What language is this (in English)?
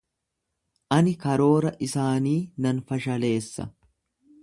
Oromo